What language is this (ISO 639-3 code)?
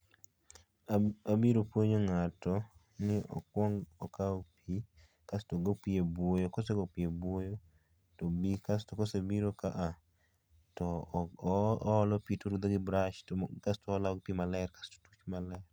luo